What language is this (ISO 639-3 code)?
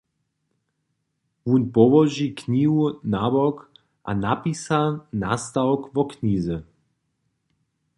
hsb